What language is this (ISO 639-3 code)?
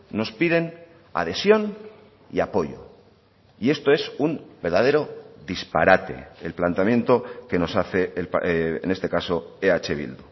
spa